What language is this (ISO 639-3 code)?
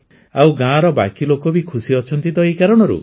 ori